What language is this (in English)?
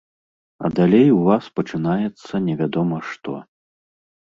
Belarusian